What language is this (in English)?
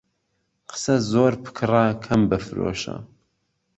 Central Kurdish